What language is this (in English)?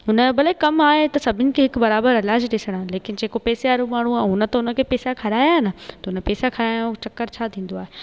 Sindhi